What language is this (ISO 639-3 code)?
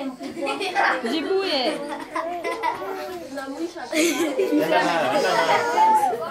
pol